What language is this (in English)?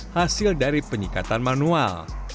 Indonesian